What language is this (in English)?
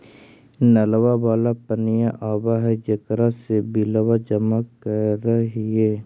Magahi